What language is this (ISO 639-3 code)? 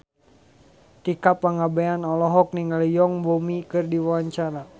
sun